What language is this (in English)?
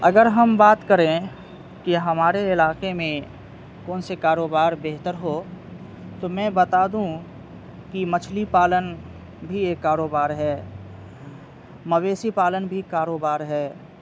Urdu